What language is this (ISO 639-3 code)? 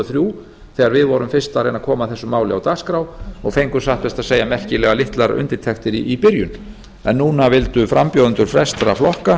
isl